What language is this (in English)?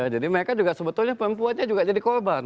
Indonesian